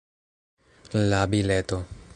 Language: Esperanto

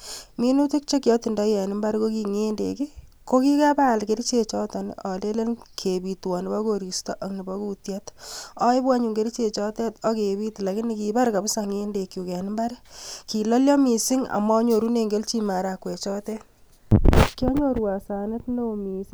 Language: Kalenjin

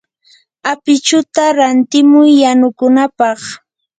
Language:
Yanahuanca Pasco Quechua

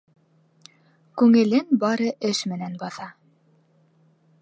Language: Bashkir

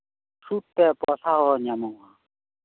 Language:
Santali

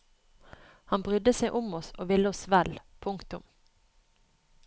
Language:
Norwegian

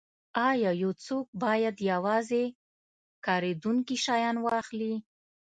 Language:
Pashto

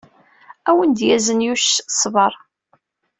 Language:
Kabyle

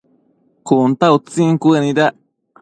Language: Matsés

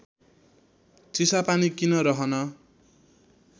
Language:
Nepali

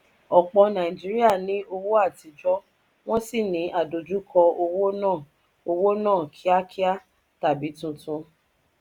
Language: Yoruba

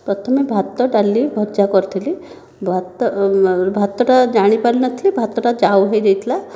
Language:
Odia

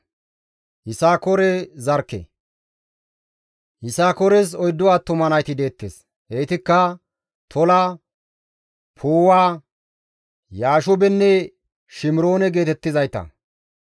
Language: Gamo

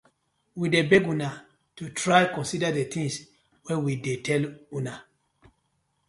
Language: Nigerian Pidgin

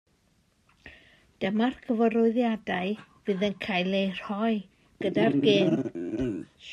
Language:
Welsh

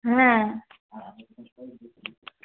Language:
Bangla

